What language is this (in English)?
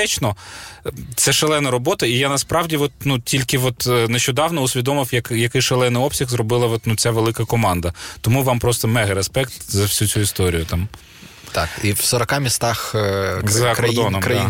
Ukrainian